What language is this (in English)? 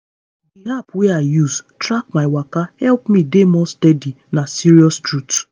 Nigerian Pidgin